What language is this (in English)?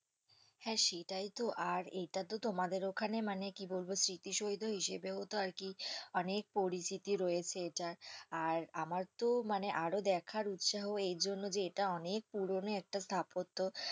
Bangla